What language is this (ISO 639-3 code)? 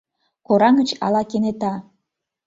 chm